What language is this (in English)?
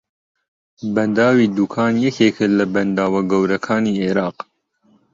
Central Kurdish